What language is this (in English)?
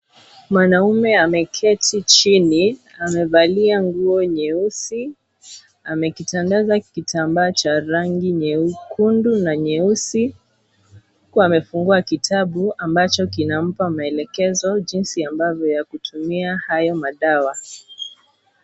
Swahili